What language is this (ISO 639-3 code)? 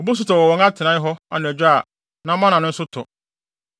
aka